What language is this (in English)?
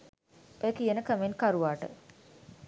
Sinhala